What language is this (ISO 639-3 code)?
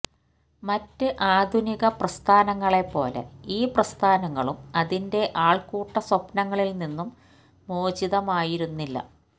mal